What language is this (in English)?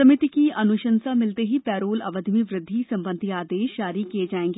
Hindi